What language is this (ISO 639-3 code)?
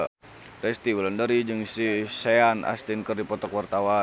sun